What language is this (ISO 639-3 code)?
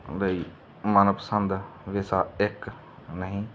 pan